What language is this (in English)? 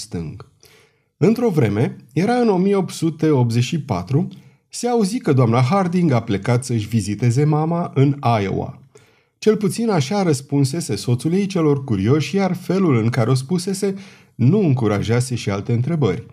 Romanian